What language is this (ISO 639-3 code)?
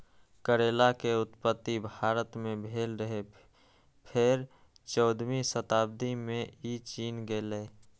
mai